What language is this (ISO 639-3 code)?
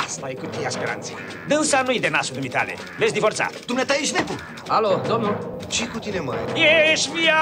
ron